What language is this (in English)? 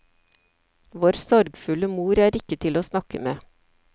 Norwegian